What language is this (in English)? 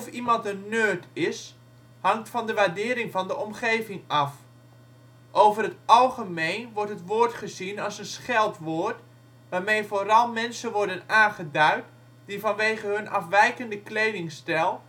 Dutch